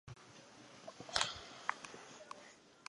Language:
Chinese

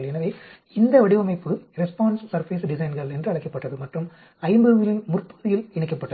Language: Tamil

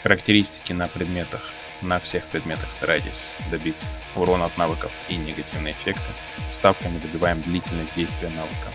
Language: Russian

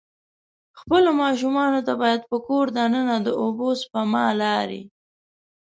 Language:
Pashto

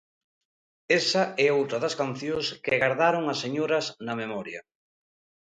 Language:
Galician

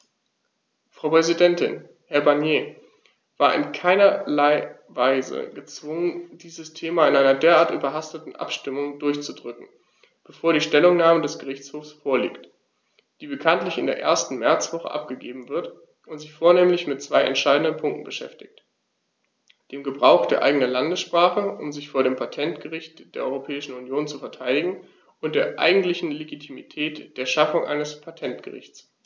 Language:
German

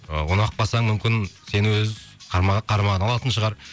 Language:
Kazakh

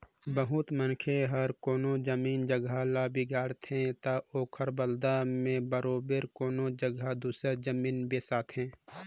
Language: Chhattisgarhi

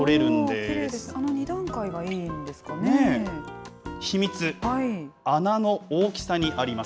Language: Japanese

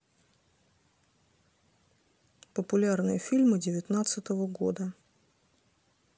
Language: Russian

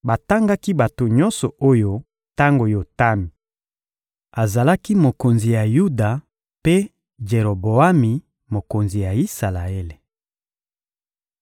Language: Lingala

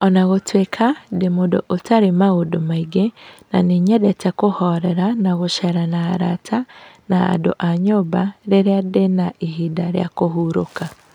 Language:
Kikuyu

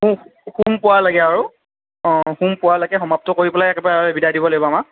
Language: Assamese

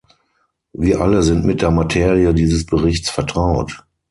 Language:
German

